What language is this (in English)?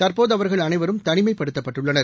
Tamil